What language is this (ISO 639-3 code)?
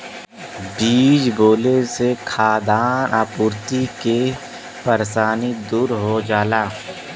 bho